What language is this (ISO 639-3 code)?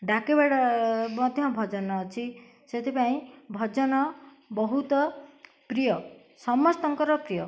ori